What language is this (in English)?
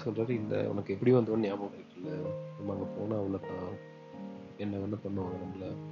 Tamil